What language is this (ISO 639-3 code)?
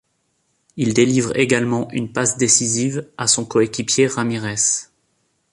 fra